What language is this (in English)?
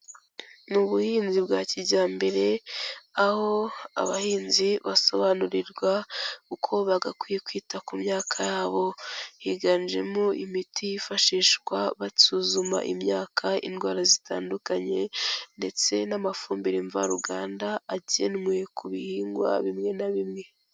Kinyarwanda